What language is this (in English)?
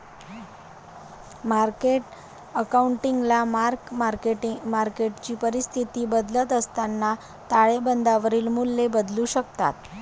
Marathi